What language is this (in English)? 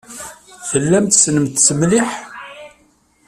Kabyle